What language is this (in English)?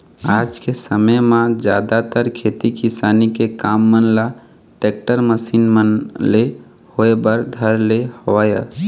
Chhattisgarhi